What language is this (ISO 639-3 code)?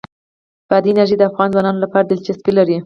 pus